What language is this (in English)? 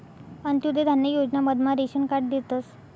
Marathi